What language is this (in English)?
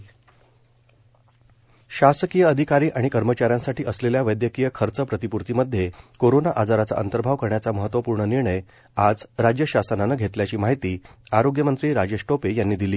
Marathi